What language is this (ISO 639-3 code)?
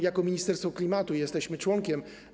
pol